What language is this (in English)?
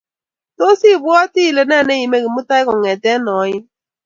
Kalenjin